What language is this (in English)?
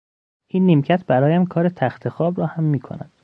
Persian